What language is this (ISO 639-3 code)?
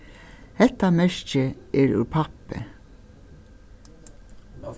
fao